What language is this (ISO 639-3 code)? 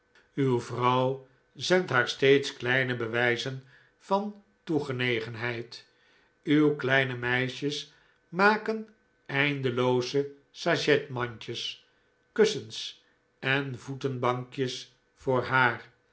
nld